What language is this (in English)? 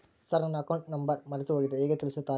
Kannada